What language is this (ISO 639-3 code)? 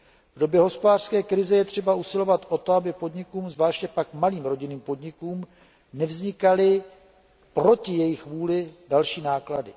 ces